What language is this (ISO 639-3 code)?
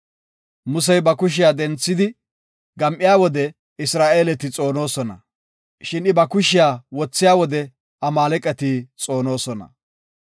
gof